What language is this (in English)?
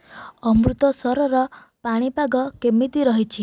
Odia